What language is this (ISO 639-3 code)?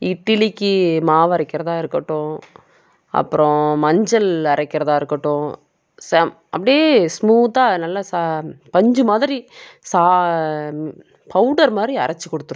tam